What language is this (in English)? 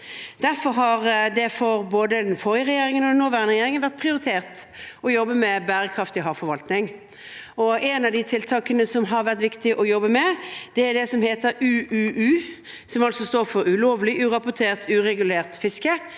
Norwegian